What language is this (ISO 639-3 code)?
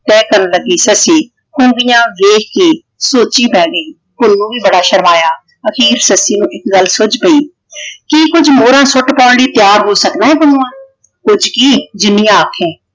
pan